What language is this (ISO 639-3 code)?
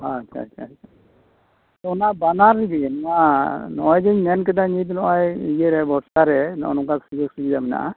sat